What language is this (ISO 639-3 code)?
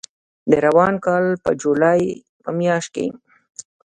pus